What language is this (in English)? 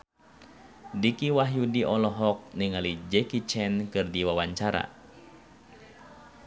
Sundanese